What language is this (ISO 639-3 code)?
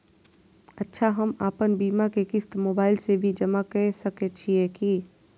mai